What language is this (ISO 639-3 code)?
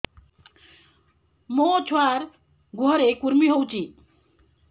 ori